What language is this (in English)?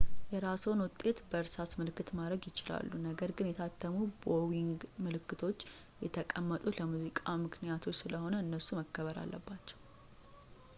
Amharic